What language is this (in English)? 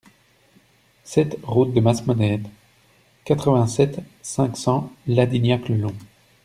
French